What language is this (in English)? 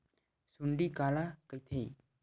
Chhattisgarhi